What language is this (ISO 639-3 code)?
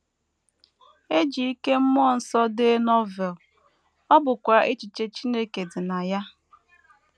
ibo